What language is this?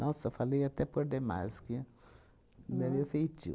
Portuguese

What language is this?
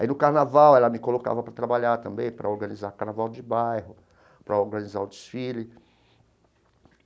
Portuguese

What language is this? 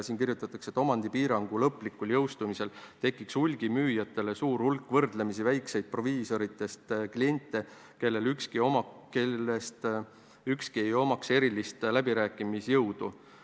Estonian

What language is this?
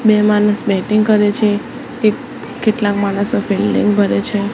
Gujarati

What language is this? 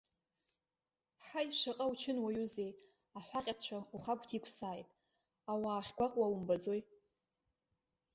Abkhazian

